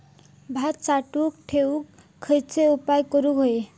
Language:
Marathi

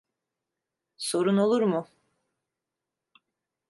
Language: Turkish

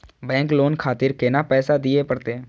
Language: Maithili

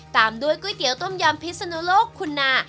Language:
Thai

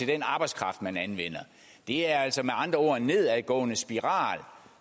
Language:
Danish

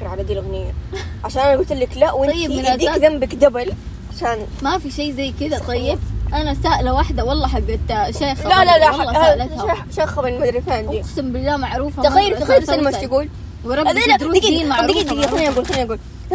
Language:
Arabic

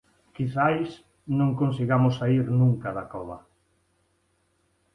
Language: Galician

